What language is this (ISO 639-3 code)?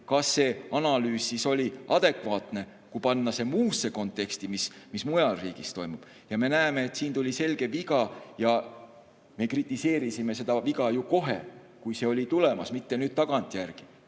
est